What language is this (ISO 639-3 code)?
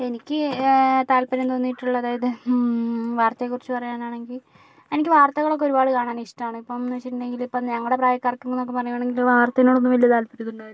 mal